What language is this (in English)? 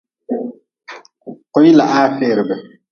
Nawdm